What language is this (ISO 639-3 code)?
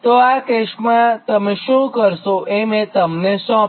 guj